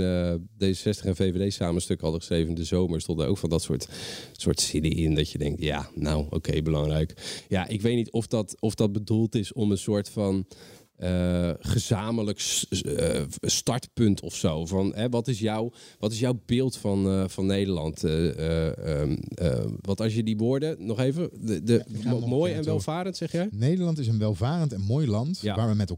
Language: Dutch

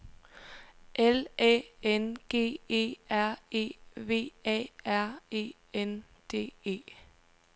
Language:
Danish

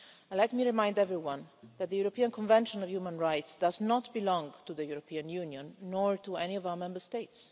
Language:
English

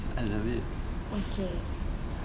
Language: English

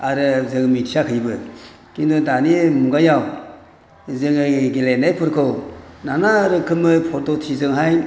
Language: Bodo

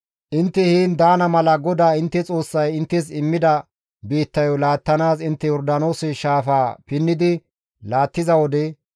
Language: Gamo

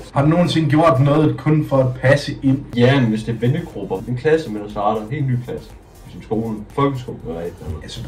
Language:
Danish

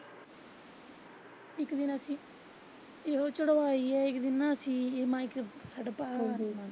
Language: Punjabi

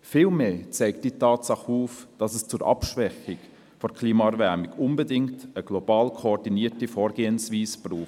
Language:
Swiss German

